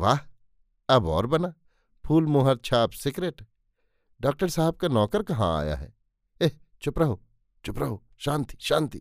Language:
Hindi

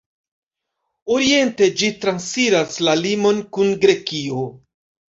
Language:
Esperanto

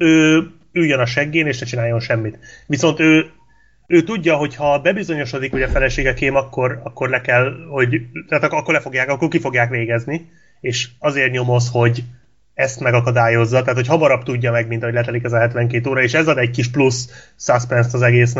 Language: Hungarian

